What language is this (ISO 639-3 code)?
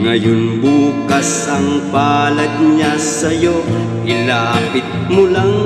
ind